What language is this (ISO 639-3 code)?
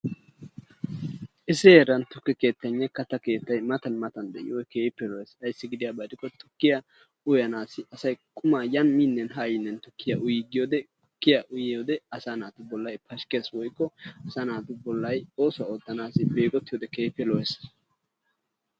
wal